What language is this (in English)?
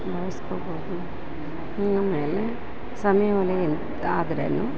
Kannada